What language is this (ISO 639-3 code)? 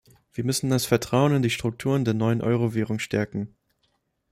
deu